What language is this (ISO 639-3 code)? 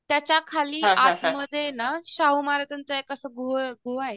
mar